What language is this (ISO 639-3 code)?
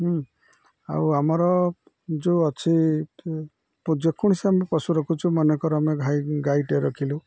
ori